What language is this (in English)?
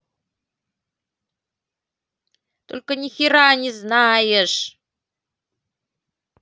Russian